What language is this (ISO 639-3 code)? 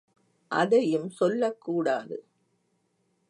tam